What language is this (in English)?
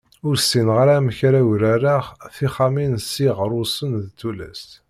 Kabyle